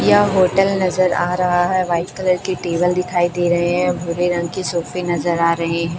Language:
Hindi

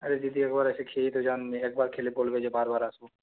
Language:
Bangla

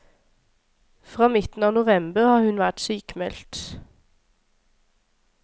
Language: Norwegian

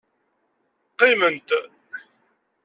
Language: Kabyle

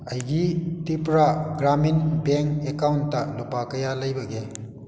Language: Manipuri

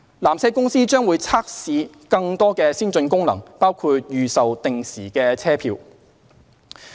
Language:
Cantonese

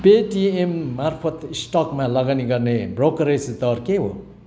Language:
Nepali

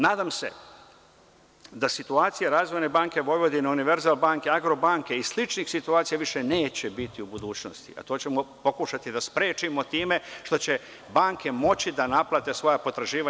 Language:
Serbian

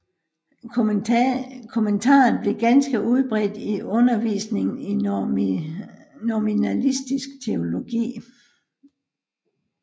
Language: Danish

